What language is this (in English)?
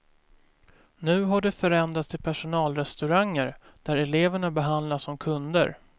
Swedish